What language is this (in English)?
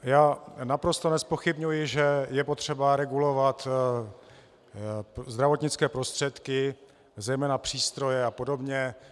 Czech